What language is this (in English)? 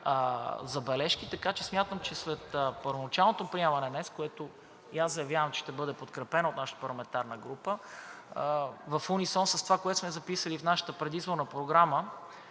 Bulgarian